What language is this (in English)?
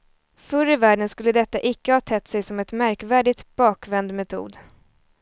Swedish